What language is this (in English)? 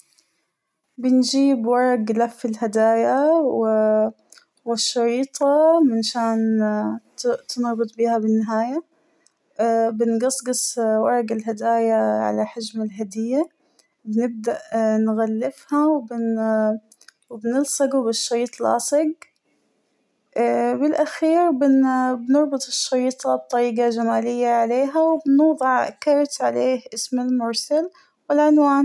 Hijazi Arabic